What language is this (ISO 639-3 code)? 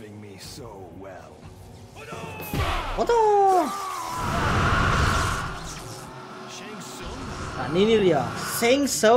ind